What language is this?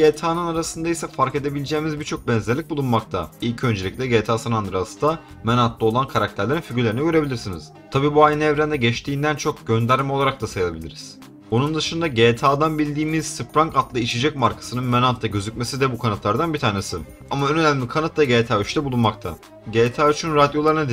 Turkish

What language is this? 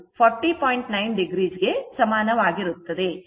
Kannada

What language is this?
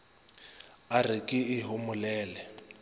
Northern Sotho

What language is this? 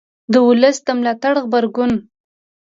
Pashto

